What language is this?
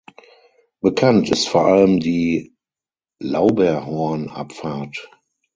German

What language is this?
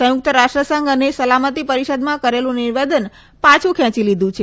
Gujarati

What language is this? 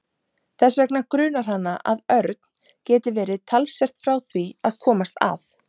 Icelandic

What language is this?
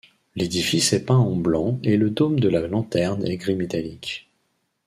French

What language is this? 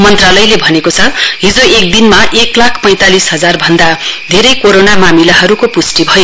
Nepali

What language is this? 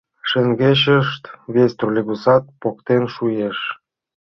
Mari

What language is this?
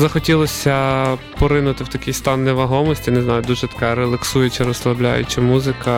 Ukrainian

